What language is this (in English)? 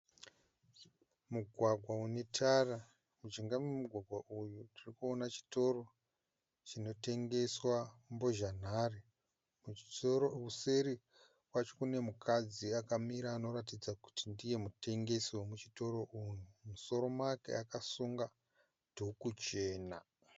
Shona